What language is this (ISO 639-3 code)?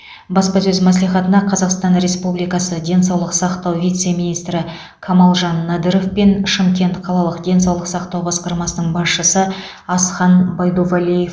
kaz